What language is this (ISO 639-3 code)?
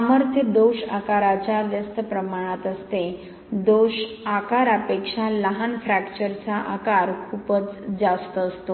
mar